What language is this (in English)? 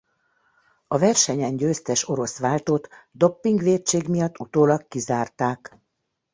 Hungarian